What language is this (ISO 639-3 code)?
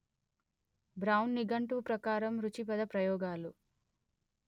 tel